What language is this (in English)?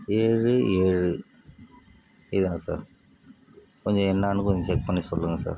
Tamil